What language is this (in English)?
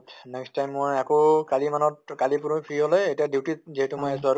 Assamese